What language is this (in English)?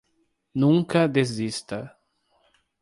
Portuguese